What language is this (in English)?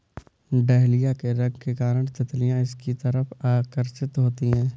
Hindi